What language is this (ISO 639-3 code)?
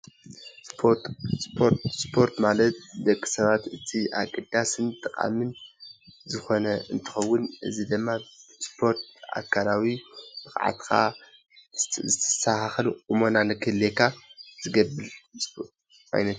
tir